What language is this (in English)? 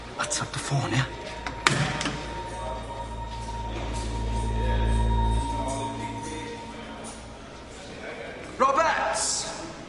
Welsh